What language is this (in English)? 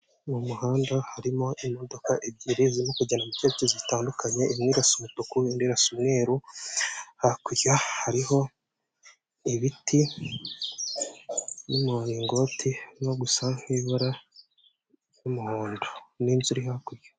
Kinyarwanda